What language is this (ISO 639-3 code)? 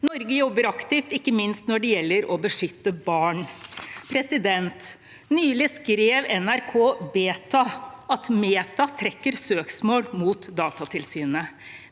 nor